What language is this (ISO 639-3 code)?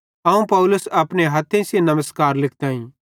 bhd